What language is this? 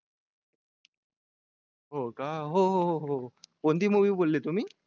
Marathi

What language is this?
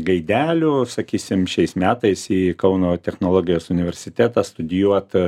Lithuanian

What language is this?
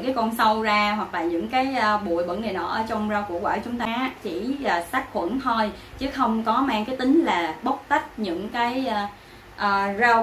Vietnamese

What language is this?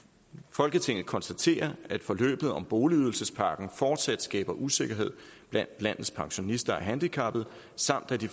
Danish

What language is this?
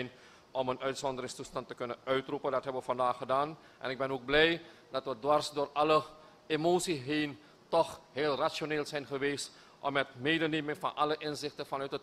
Dutch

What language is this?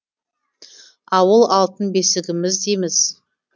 Kazakh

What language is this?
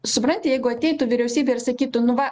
Lithuanian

